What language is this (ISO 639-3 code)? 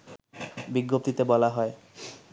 ben